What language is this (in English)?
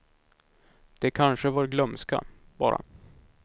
Swedish